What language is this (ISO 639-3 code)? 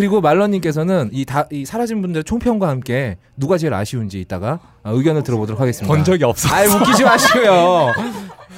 kor